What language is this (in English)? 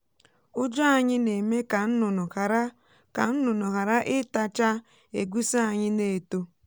Igbo